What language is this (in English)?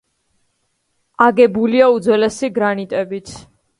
Georgian